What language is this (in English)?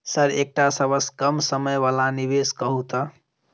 Maithili